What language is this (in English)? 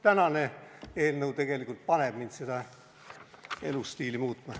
Estonian